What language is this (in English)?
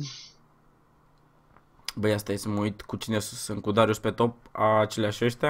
Romanian